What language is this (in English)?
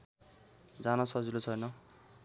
Nepali